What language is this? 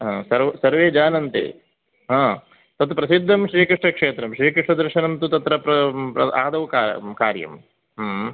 Sanskrit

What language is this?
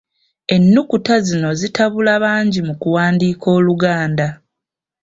Ganda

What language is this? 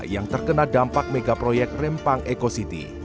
Indonesian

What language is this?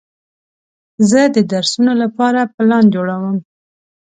Pashto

